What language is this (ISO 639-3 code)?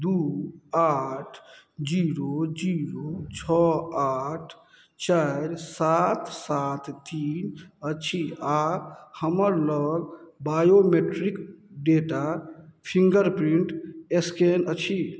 mai